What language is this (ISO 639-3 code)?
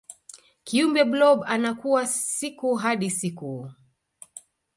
swa